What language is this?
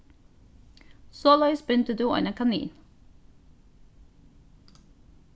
Faroese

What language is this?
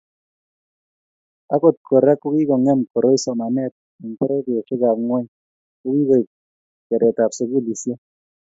Kalenjin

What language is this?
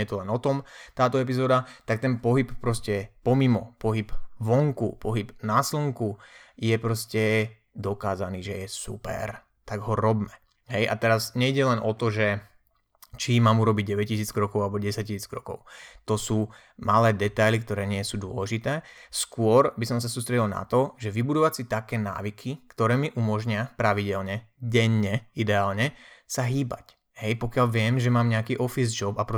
Slovak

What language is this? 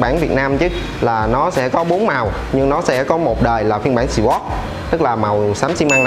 Vietnamese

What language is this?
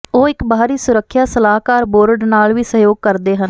Punjabi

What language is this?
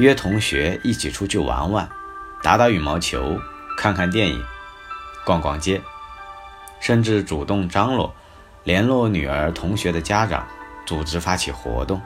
Chinese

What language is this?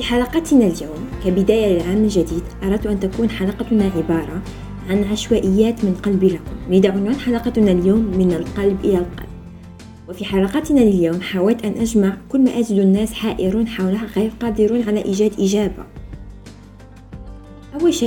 Arabic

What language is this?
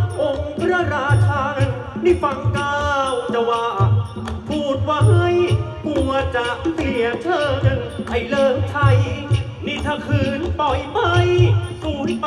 Thai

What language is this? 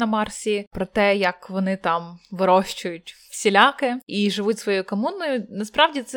Ukrainian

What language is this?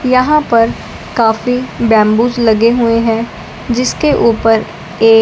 Hindi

